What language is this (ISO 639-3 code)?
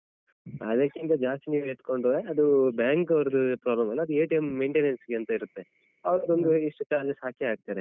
kan